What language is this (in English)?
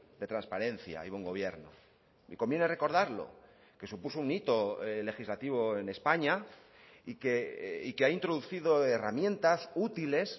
Spanish